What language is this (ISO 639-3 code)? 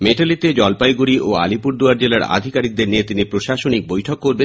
ben